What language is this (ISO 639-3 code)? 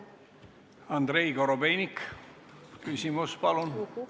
est